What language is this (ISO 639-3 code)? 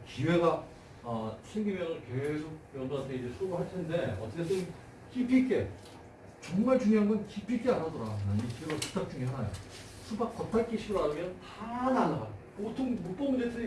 kor